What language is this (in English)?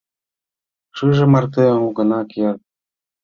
Mari